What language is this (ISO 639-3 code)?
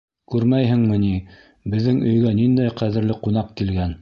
bak